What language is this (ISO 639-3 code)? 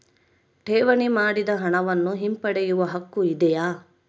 kan